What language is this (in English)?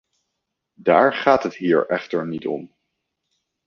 Dutch